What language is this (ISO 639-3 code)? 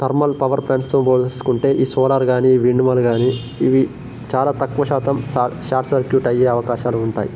tel